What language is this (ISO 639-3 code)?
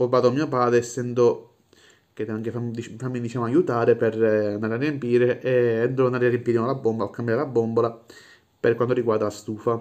ita